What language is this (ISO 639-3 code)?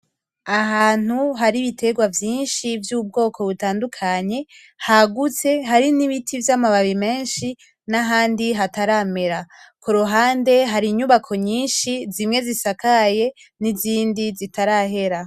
run